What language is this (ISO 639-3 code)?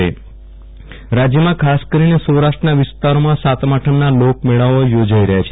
guj